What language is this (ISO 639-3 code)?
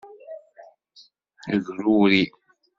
kab